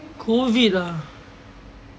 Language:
English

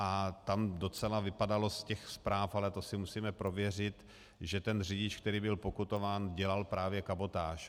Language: Czech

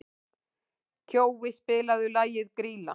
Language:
Icelandic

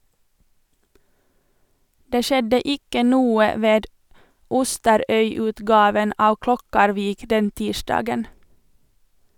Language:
Norwegian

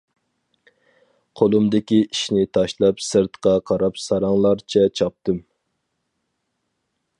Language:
Uyghur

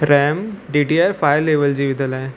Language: Sindhi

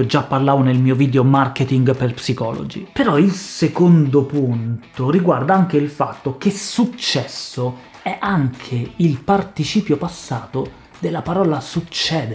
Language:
Italian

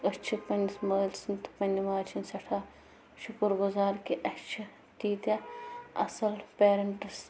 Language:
Kashmiri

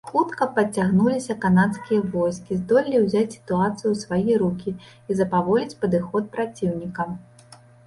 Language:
Belarusian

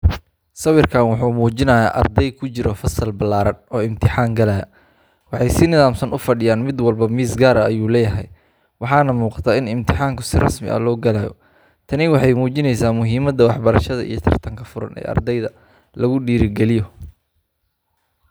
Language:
Somali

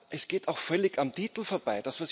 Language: German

